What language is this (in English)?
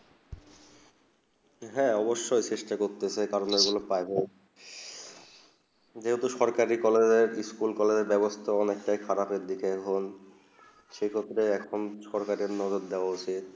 Bangla